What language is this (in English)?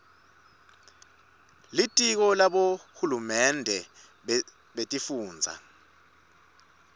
Swati